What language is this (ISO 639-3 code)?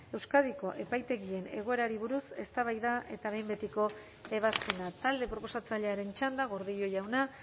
eus